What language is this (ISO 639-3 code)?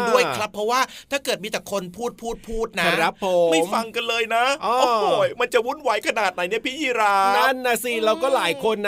tha